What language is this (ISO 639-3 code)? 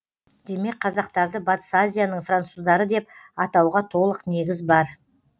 kaz